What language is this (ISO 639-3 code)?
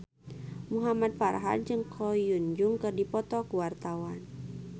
sun